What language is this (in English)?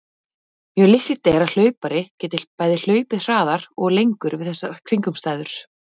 Icelandic